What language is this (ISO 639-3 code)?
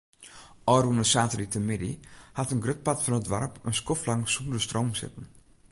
fry